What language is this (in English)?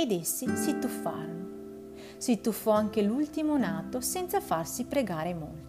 Italian